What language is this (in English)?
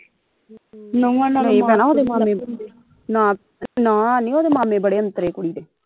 Punjabi